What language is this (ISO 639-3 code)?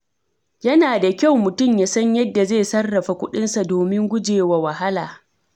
hau